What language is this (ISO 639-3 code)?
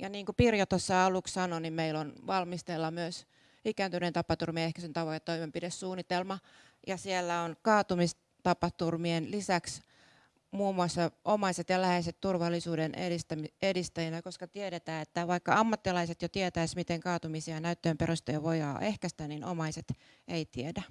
fin